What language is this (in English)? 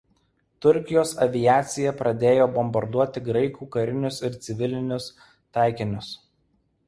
Lithuanian